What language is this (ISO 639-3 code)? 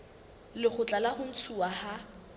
sot